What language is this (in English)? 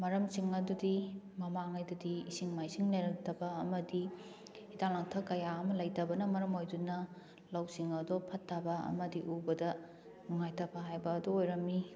Manipuri